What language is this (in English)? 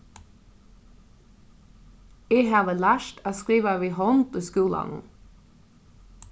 Faroese